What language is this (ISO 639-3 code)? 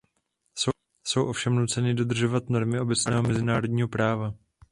ces